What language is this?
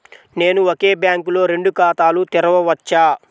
Telugu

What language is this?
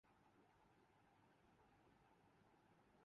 Urdu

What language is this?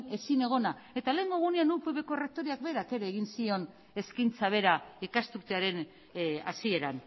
Basque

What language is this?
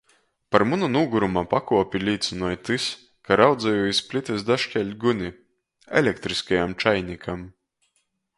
Latgalian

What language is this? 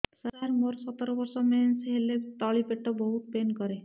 Odia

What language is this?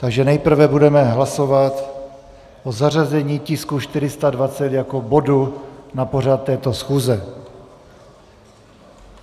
Czech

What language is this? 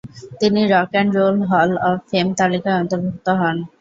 Bangla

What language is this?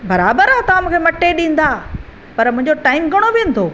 Sindhi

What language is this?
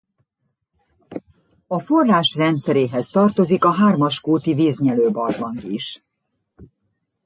Hungarian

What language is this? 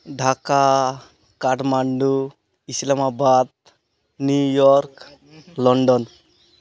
Santali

